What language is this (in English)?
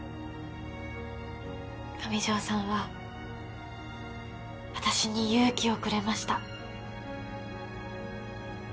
Japanese